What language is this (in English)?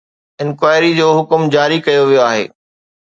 Sindhi